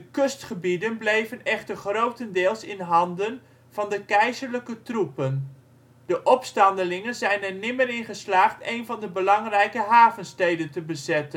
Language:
Dutch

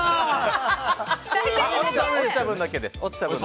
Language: Japanese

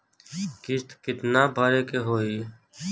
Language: Bhojpuri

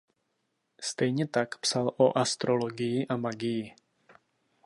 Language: Czech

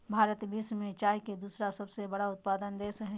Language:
Magahi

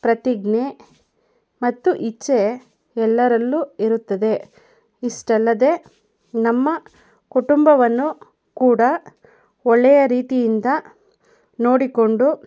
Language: Kannada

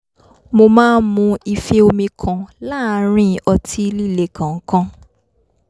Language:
Yoruba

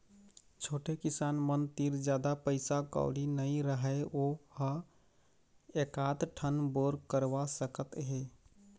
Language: Chhattisgarhi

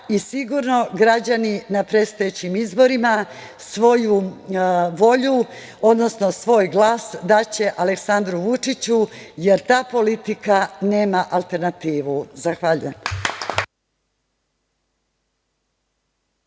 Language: Serbian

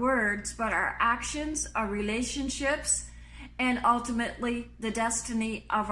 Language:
English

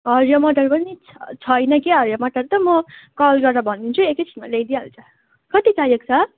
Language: Nepali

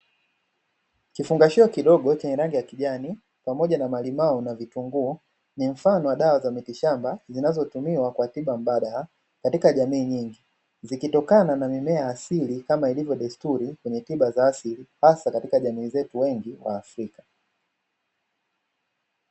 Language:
Swahili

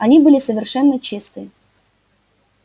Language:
Russian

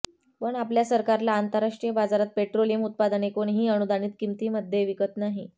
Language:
Marathi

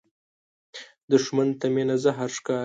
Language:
Pashto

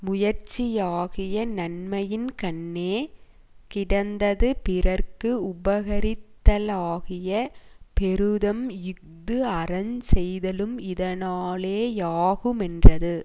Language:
Tamil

